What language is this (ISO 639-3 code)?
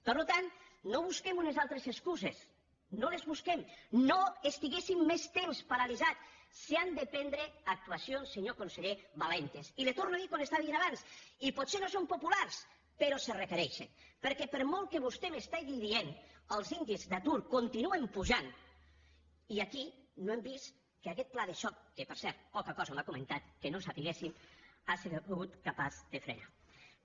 cat